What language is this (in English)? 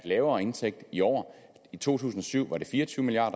Danish